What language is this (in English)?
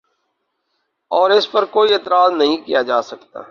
Urdu